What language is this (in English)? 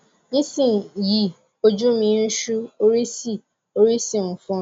Yoruba